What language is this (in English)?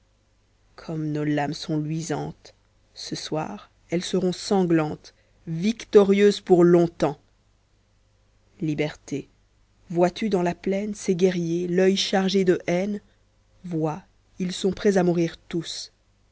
French